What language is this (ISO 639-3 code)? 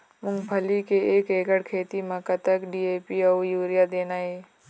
hne